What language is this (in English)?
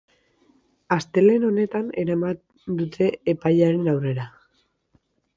Basque